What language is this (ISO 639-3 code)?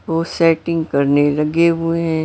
hin